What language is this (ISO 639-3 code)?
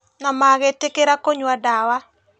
kik